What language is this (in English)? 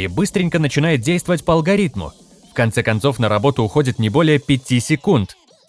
Russian